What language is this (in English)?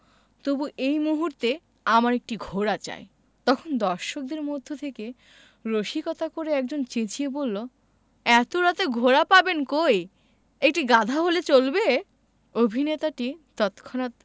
Bangla